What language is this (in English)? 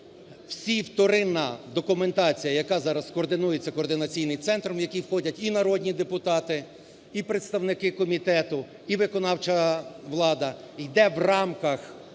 Ukrainian